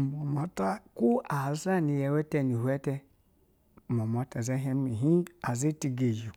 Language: Basa (Nigeria)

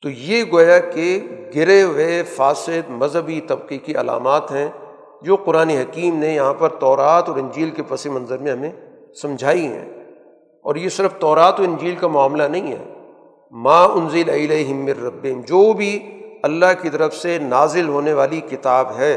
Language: Urdu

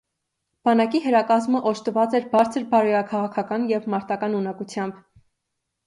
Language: Armenian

